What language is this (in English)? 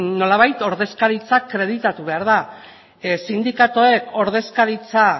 Basque